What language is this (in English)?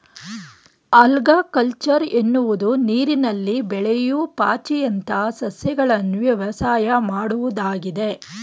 Kannada